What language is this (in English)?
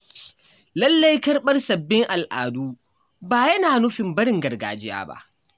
Hausa